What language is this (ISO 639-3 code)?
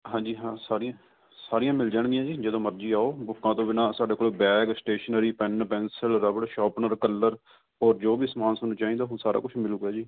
pan